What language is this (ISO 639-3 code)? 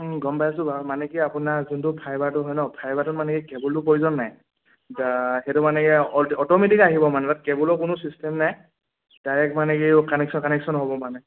asm